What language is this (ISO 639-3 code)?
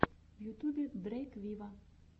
rus